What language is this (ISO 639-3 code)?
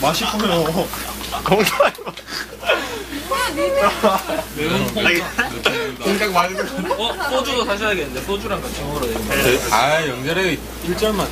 kor